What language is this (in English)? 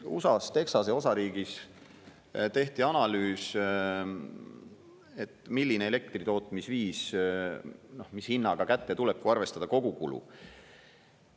Estonian